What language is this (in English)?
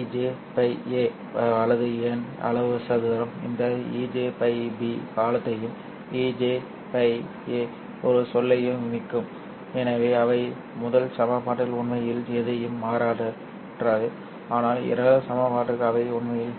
Tamil